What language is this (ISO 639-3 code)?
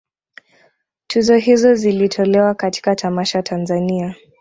swa